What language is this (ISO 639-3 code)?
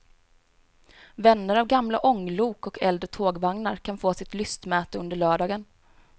swe